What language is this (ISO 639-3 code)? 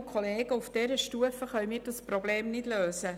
gsw